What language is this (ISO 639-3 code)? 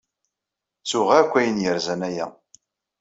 kab